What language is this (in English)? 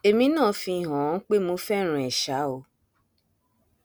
Yoruba